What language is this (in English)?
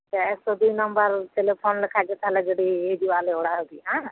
Santali